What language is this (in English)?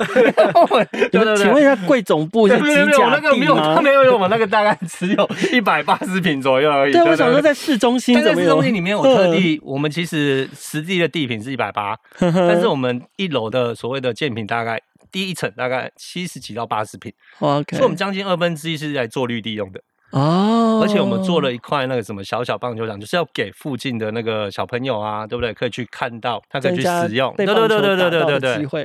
Chinese